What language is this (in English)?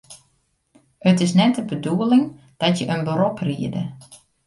Western Frisian